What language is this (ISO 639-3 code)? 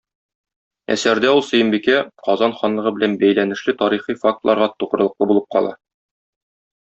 tat